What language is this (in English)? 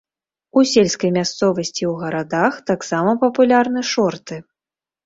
Belarusian